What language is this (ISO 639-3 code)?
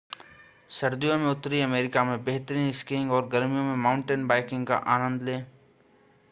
hin